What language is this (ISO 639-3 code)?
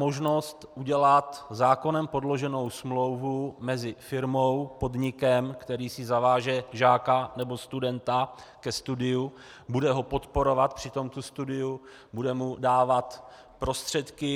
ces